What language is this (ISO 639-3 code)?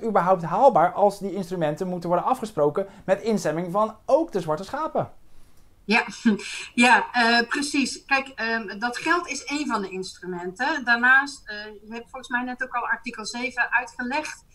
nld